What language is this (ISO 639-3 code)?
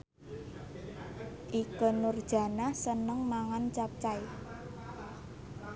jav